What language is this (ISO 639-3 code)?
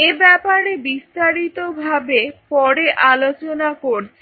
ben